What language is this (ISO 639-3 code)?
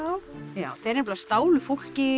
isl